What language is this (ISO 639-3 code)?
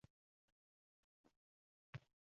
uzb